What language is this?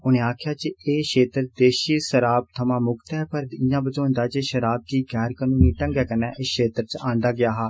Dogri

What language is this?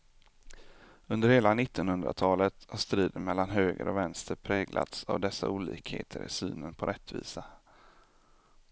Swedish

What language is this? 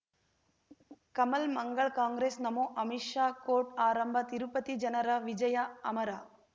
Kannada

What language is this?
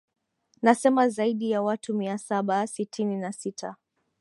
Swahili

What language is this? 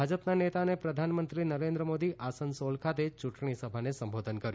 Gujarati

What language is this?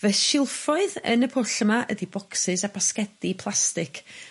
Welsh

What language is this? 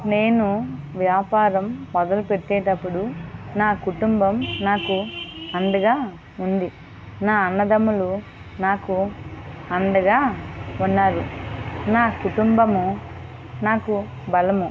Telugu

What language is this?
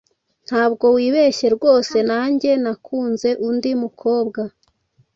Kinyarwanda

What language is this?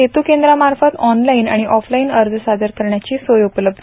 Marathi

